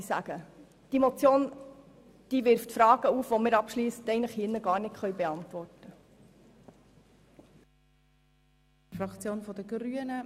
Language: Swiss German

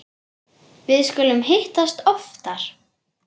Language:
Icelandic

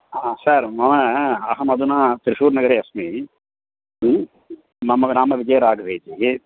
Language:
Sanskrit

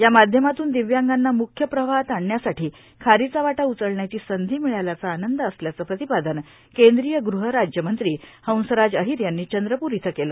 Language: Marathi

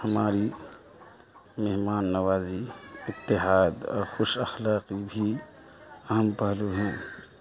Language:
Urdu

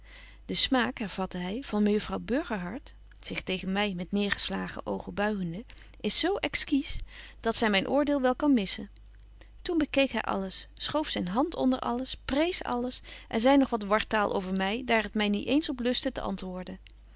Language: Dutch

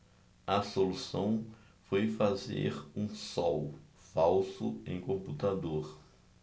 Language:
Portuguese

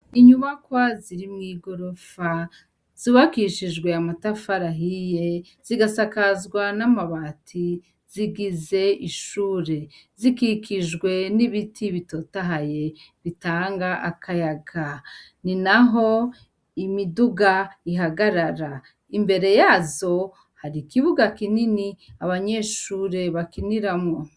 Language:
Rundi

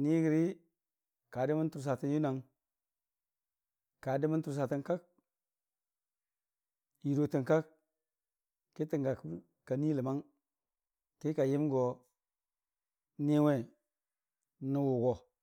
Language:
Dijim-Bwilim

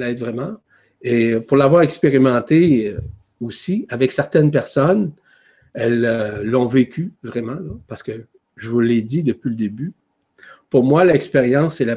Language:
French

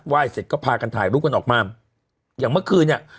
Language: Thai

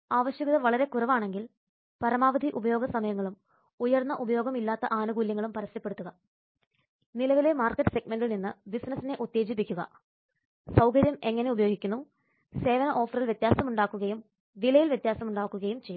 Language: Malayalam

